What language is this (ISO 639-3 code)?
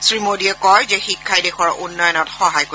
asm